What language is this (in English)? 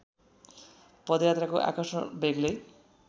Nepali